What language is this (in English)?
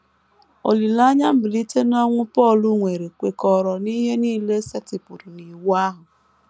Igbo